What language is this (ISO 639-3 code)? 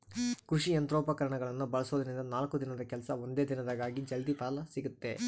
kan